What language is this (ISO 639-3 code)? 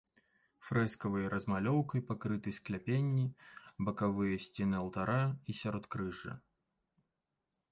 bel